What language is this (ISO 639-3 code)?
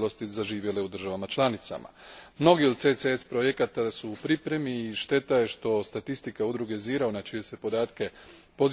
hrv